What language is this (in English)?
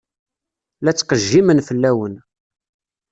Kabyle